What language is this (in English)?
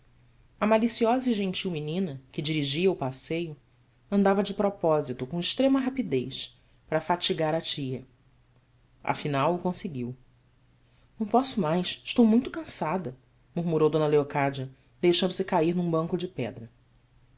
Portuguese